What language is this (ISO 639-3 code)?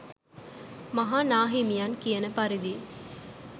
sin